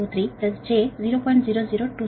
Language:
Telugu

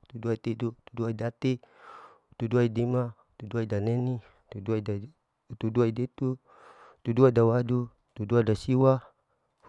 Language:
Larike-Wakasihu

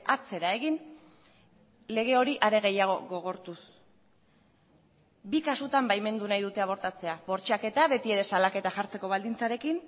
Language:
Basque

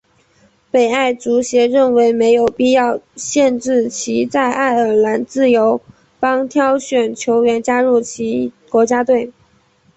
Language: Chinese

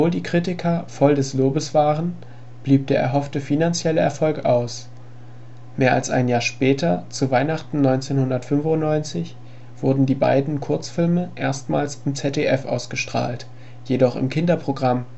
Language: German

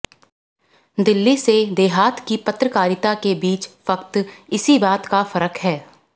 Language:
Hindi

